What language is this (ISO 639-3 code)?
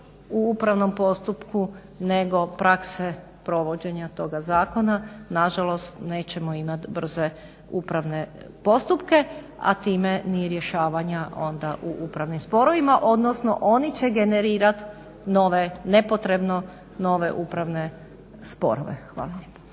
hrv